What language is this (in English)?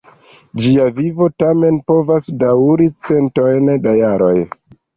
Esperanto